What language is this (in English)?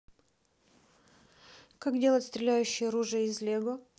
Russian